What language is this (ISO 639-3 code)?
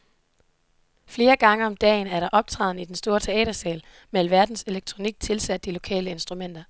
dan